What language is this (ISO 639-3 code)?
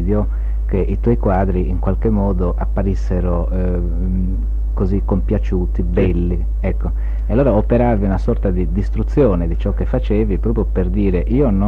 ita